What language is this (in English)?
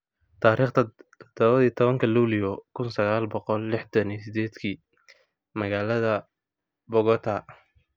Somali